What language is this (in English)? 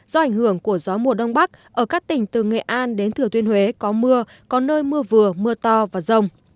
Vietnamese